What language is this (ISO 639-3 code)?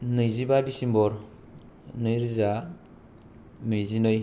brx